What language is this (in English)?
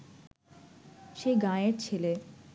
Bangla